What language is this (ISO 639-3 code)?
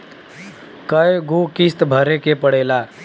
bho